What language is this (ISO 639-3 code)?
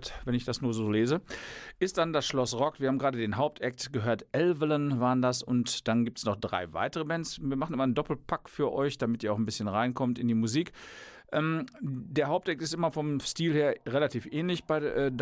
deu